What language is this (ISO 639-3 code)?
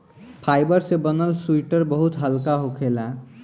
bho